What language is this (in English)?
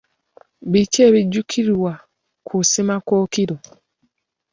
Ganda